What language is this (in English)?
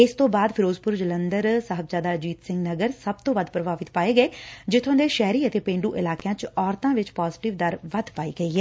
Punjabi